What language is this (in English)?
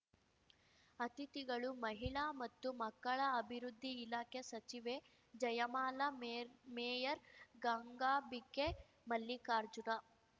Kannada